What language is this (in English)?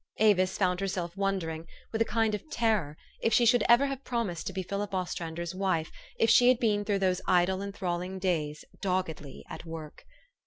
English